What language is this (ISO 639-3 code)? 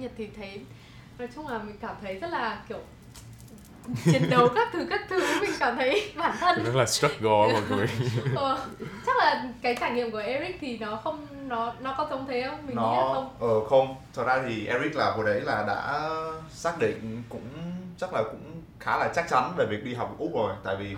vie